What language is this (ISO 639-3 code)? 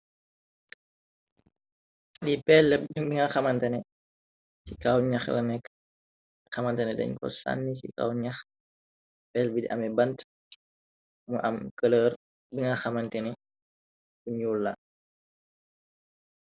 wol